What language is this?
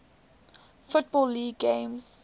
English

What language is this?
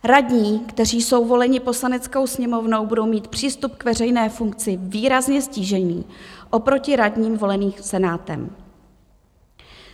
Czech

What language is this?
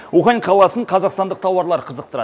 Kazakh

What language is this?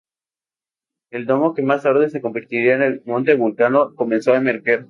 Spanish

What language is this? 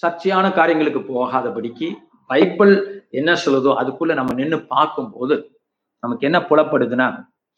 Tamil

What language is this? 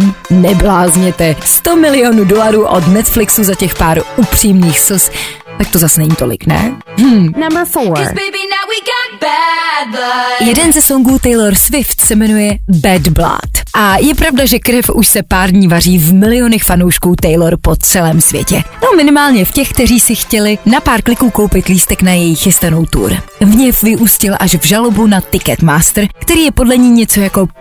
Czech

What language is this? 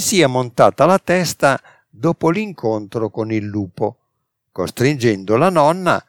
Italian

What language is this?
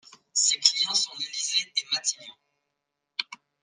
French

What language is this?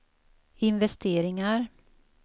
Swedish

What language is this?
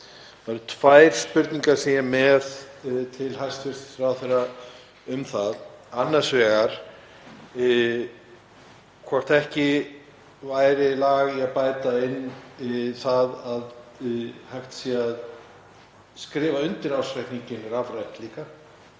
Icelandic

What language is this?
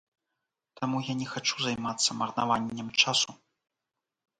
Belarusian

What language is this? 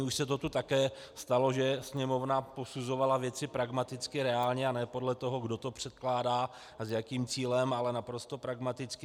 Czech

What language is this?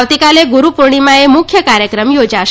Gujarati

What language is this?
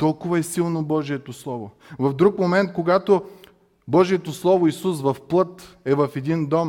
Bulgarian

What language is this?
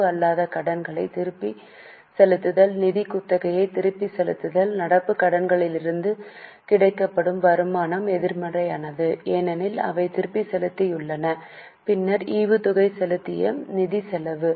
Tamil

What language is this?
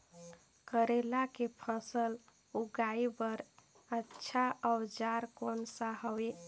Chhattisgarhi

